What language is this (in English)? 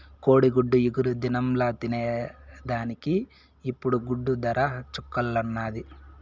Telugu